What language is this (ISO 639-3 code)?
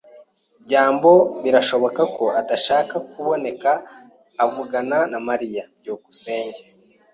kin